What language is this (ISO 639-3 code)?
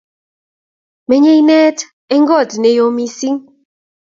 kln